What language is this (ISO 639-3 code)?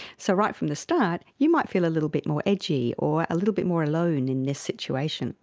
eng